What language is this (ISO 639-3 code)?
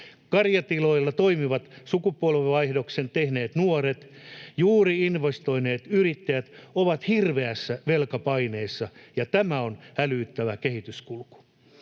fin